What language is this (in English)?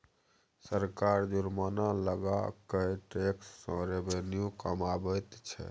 Maithili